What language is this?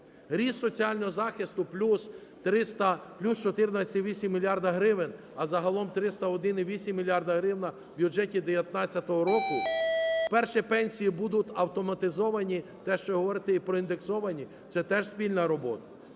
Ukrainian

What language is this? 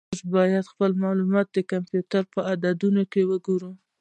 Pashto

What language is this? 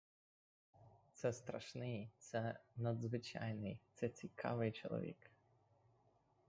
Ukrainian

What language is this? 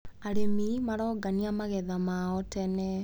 Kikuyu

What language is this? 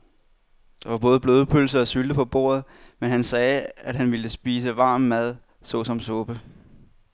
Danish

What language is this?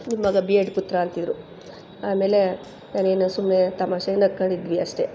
Kannada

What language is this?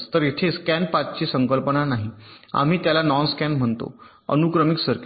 Marathi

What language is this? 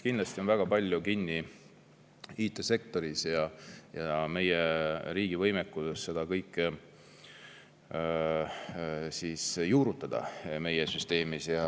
Estonian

